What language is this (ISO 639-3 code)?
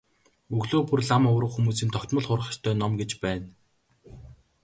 mon